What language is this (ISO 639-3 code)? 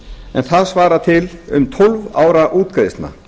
isl